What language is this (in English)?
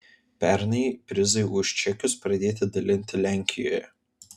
Lithuanian